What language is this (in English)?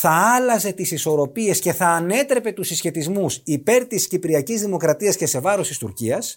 Greek